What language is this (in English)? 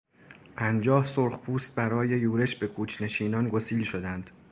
Persian